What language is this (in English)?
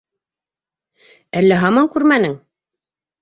Bashkir